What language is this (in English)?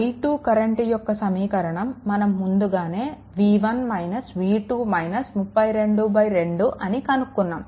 Telugu